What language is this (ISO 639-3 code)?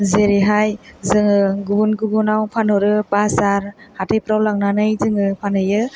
brx